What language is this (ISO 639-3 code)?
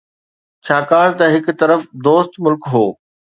snd